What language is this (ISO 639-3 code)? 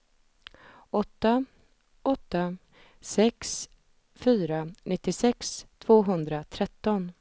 swe